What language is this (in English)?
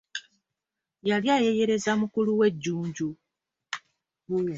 Ganda